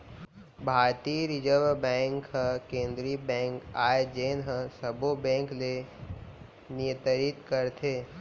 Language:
Chhattisgarhi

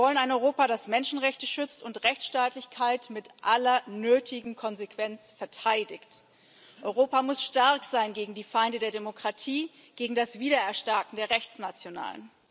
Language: German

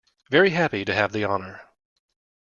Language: English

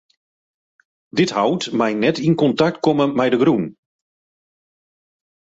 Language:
Western Frisian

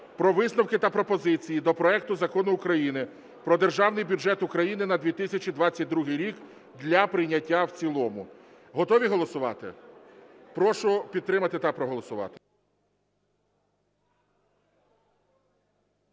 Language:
Ukrainian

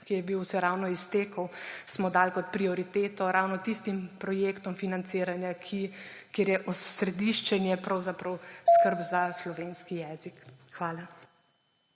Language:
Slovenian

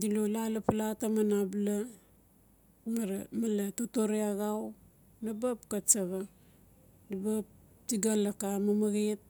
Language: Notsi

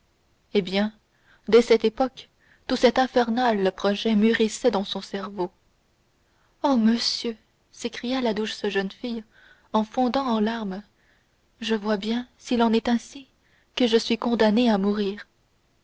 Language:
French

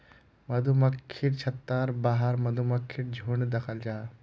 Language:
Magahi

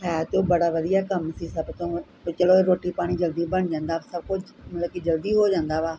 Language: Punjabi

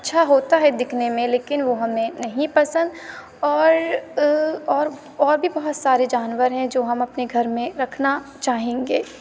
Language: Urdu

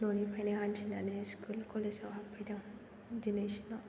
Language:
Bodo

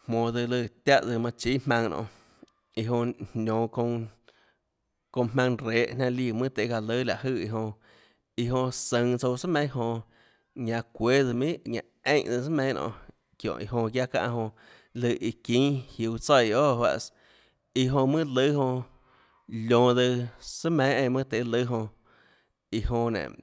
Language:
Tlacoatzintepec Chinantec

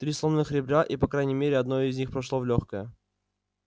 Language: Russian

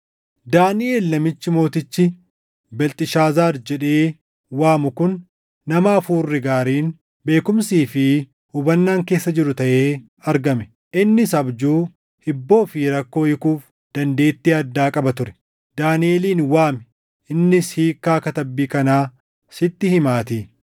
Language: Oromo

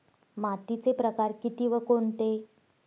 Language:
Marathi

